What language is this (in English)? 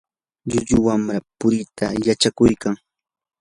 Yanahuanca Pasco Quechua